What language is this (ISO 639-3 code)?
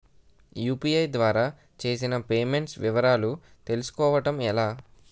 tel